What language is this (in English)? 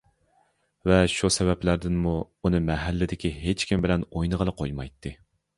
Uyghur